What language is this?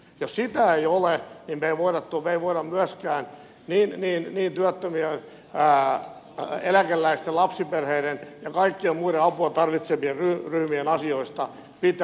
Finnish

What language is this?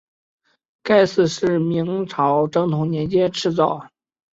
Chinese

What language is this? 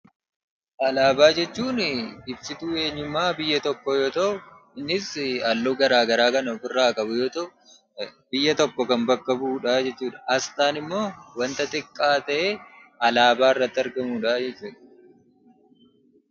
Oromo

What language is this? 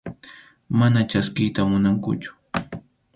Arequipa-La Unión Quechua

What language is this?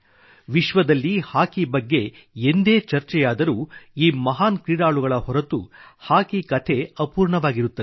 Kannada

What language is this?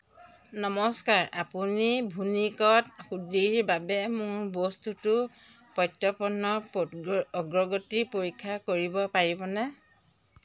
Assamese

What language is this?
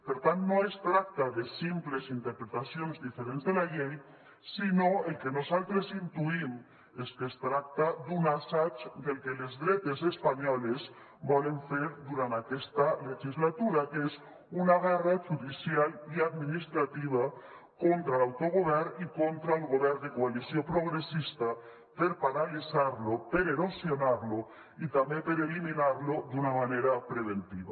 Catalan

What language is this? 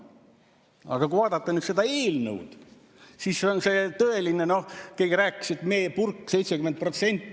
Estonian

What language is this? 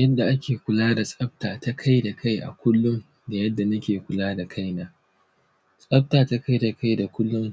Hausa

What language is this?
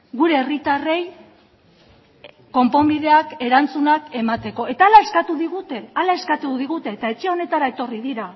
Basque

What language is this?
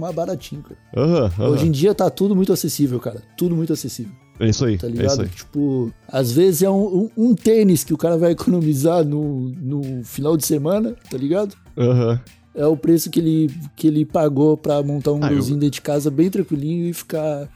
Portuguese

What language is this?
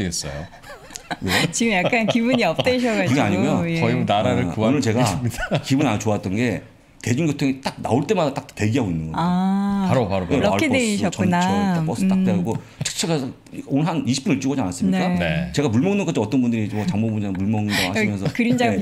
Korean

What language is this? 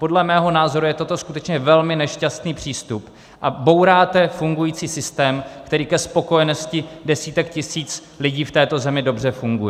Czech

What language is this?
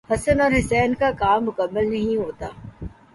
Urdu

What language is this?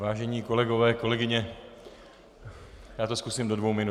Czech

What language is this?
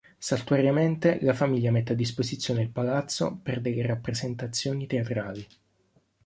Italian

